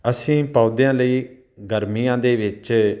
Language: Punjabi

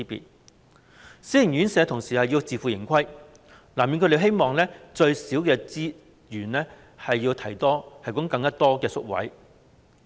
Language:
Cantonese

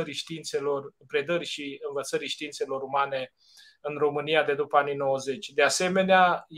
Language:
Romanian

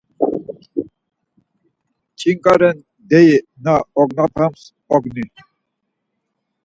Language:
Laz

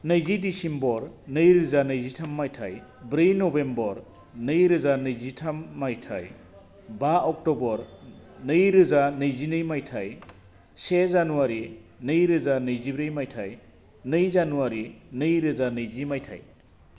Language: Bodo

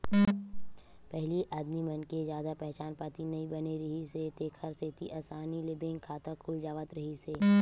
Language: Chhattisgarhi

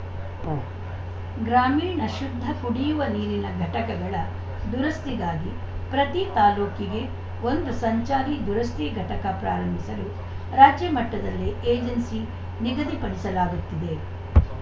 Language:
Kannada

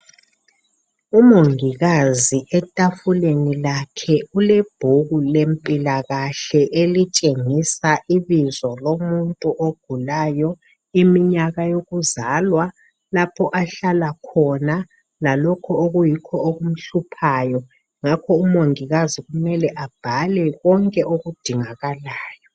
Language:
North Ndebele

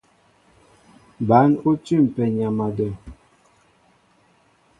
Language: Mbo (Cameroon)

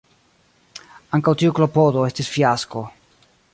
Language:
Esperanto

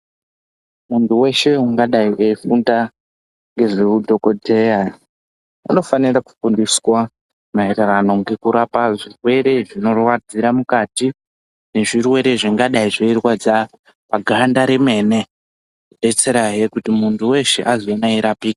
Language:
Ndau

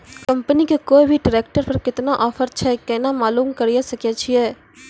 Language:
Maithili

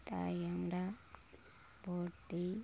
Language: Bangla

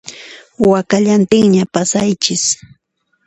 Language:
Puno Quechua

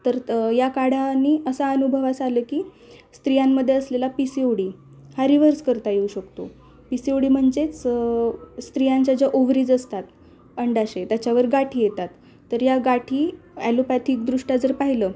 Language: Marathi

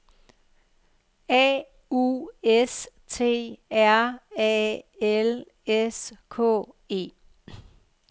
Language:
Danish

